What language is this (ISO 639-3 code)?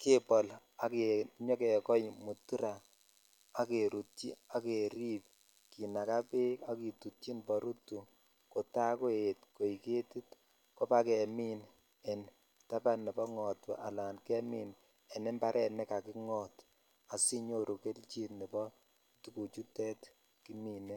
kln